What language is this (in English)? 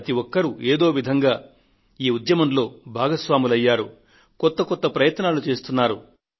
Telugu